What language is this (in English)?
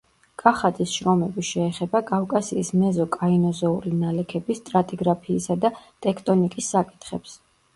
Georgian